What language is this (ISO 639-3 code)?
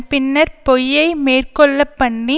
tam